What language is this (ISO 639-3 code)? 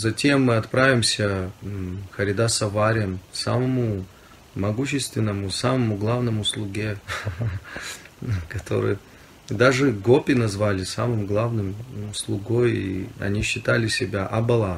rus